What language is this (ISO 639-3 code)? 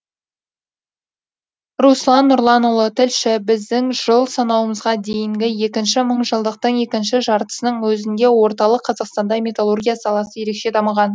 kaz